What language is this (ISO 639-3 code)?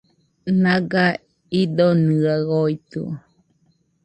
hux